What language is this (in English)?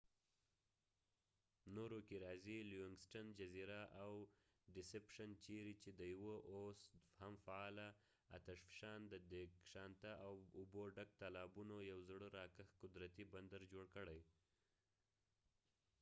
Pashto